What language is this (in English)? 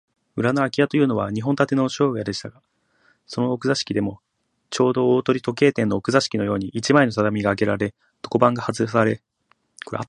Japanese